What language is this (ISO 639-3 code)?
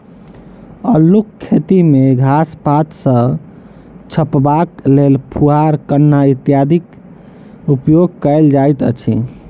mai